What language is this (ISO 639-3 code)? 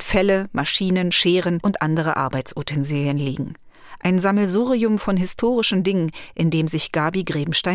deu